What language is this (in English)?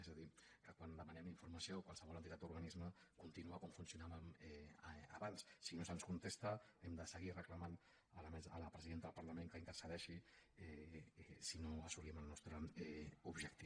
Catalan